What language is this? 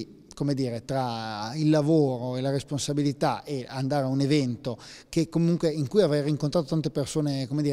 Italian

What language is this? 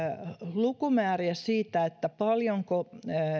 Finnish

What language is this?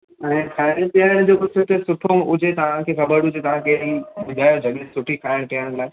Sindhi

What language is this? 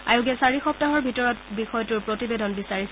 Assamese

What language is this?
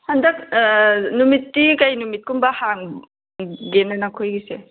Manipuri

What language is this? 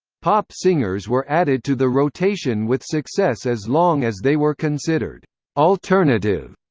English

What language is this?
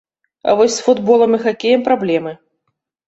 Belarusian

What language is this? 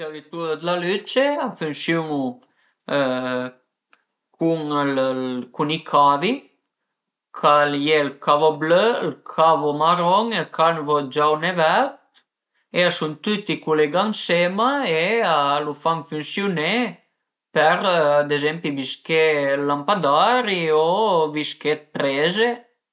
Piedmontese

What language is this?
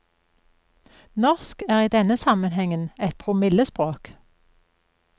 Norwegian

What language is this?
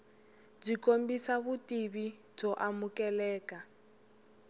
Tsonga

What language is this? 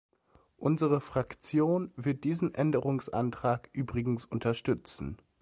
German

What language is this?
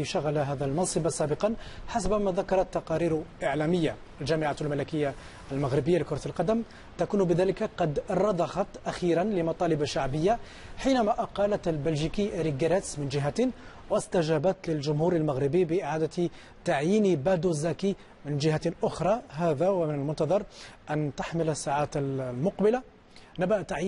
Arabic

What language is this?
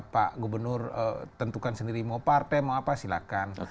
Indonesian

